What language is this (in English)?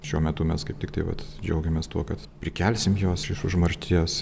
Lithuanian